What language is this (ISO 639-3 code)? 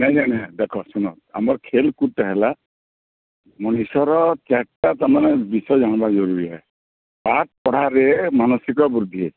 ori